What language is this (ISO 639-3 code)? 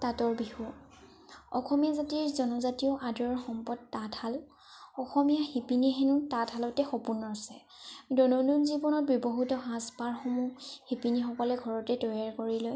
asm